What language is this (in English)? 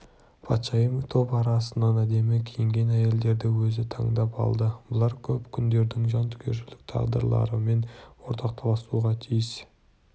Kazakh